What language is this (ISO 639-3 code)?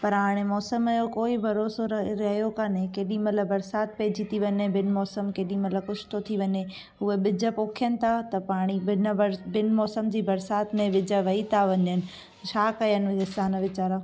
snd